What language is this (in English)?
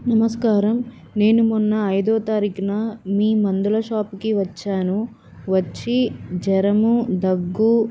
Telugu